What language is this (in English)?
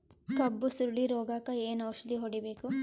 Kannada